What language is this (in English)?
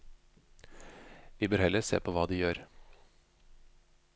Norwegian